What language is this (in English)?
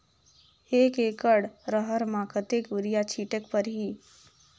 Chhattisgarhi